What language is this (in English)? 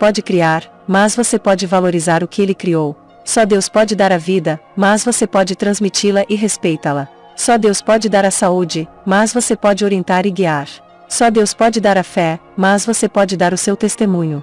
Portuguese